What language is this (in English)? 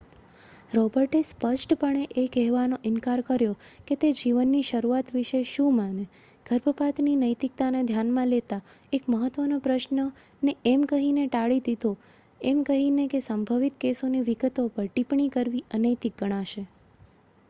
Gujarati